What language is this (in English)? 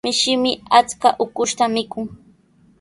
Sihuas Ancash Quechua